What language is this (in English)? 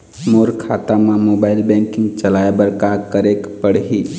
Chhattisgarhi